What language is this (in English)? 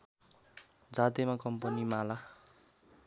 Nepali